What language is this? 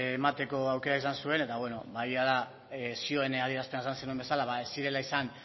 Basque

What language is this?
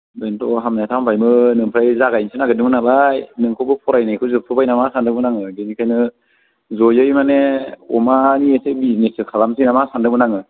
Bodo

